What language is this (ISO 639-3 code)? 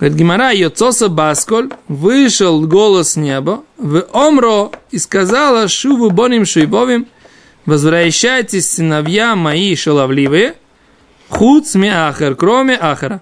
rus